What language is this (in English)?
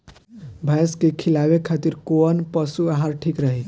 Bhojpuri